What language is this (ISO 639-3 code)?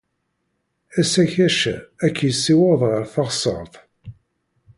kab